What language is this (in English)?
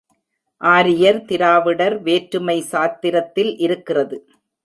Tamil